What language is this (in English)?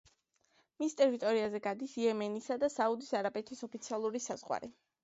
Georgian